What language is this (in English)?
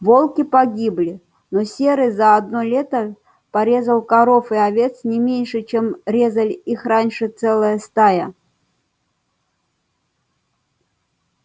Russian